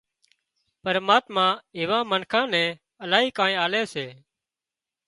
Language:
Wadiyara Koli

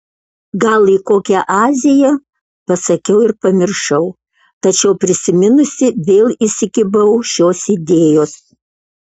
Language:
Lithuanian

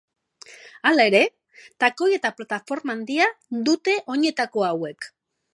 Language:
Basque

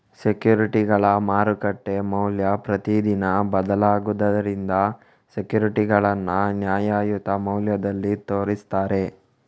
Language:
Kannada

